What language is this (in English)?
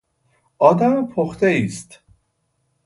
Persian